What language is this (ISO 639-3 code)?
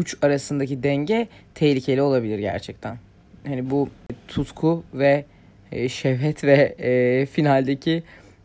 tur